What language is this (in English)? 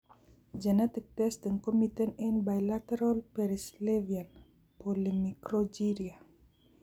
Kalenjin